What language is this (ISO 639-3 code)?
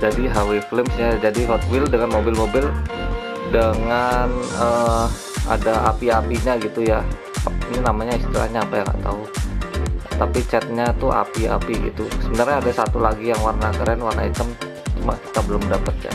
ind